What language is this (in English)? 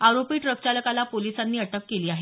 Marathi